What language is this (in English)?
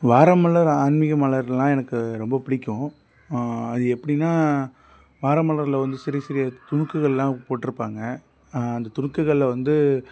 Tamil